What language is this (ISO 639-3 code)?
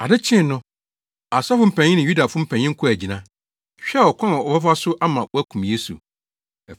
aka